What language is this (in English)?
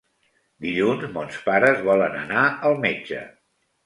Catalan